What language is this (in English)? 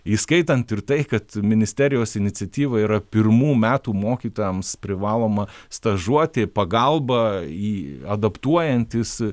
Lithuanian